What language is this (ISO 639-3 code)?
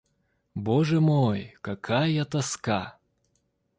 rus